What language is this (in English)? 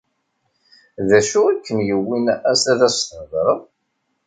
Kabyle